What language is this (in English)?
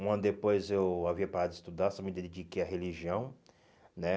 Portuguese